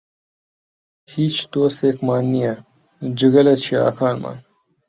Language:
Central Kurdish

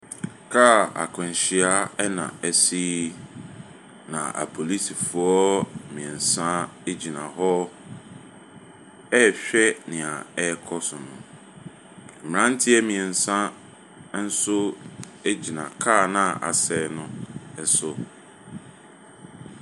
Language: Akan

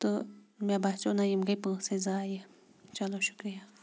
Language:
Kashmiri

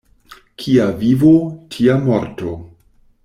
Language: Esperanto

